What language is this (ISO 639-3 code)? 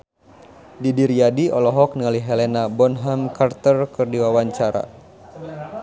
sun